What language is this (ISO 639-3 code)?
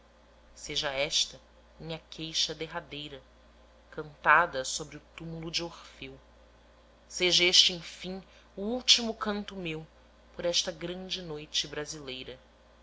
por